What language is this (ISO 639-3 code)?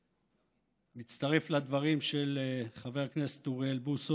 heb